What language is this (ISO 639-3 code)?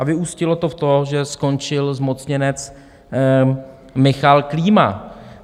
ces